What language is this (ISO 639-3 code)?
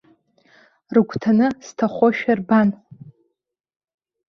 abk